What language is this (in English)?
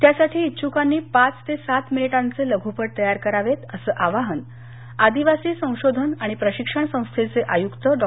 Marathi